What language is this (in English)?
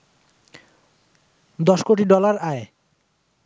Bangla